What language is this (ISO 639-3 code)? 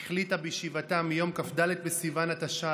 heb